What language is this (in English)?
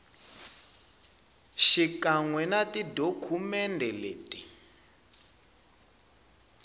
Tsonga